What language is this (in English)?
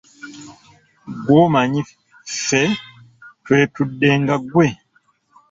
Ganda